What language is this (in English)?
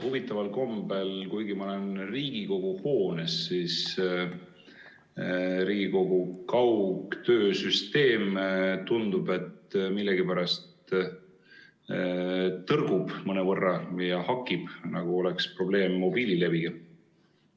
Estonian